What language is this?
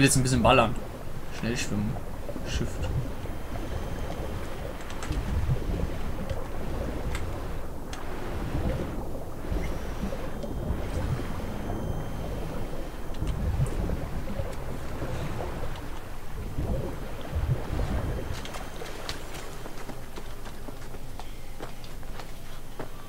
German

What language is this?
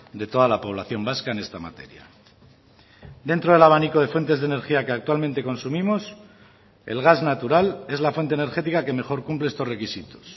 Spanish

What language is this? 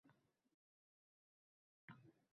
Uzbek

